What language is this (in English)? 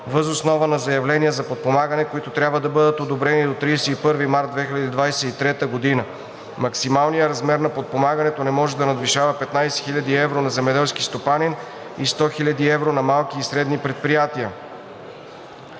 Bulgarian